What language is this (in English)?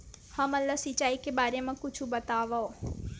Chhattisgarhi